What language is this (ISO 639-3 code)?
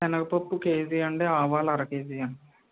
tel